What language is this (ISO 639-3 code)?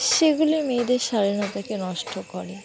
ben